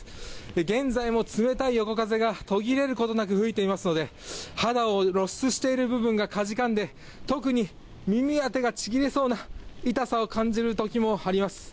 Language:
Japanese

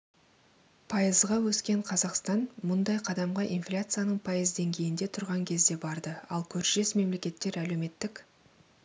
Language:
Kazakh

